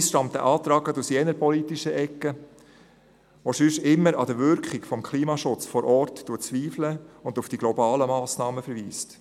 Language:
Swiss German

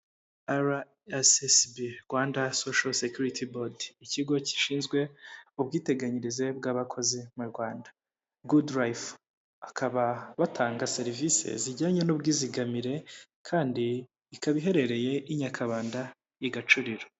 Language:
Kinyarwanda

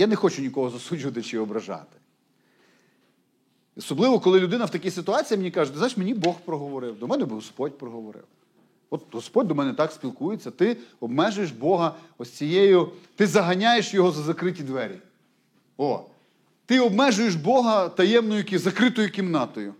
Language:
Ukrainian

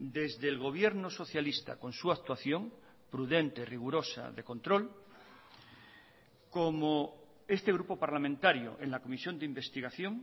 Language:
Spanish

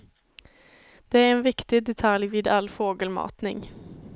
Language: Swedish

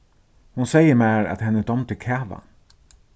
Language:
Faroese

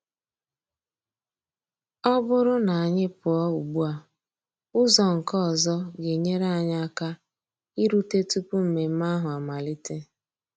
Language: Igbo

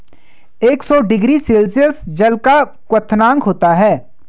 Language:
Hindi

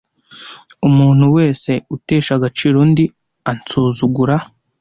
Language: Kinyarwanda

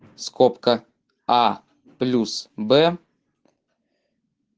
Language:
Russian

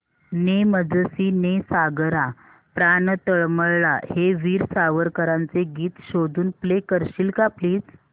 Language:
Marathi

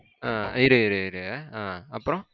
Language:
Tamil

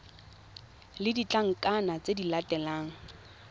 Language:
Tswana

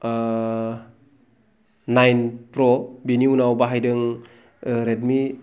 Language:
Bodo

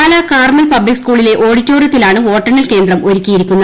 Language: Malayalam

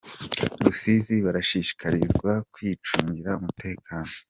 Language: Kinyarwanda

